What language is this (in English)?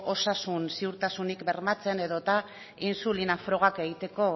Basque